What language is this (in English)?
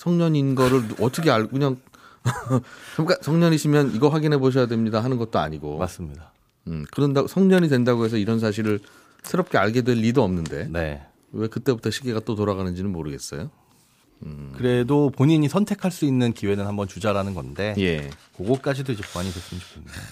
Korean